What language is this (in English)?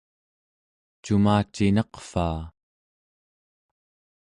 Central Yupik